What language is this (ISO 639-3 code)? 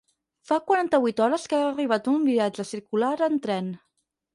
cat